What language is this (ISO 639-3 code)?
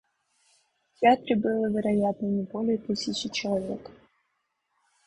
rus